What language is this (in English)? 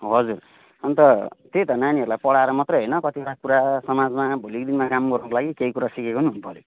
Nepali